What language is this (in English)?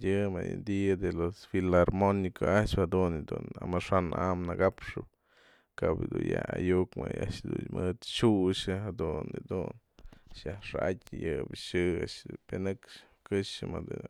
Mazatlán Mixe